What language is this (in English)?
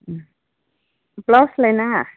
Bodo